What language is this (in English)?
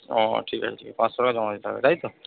Bangla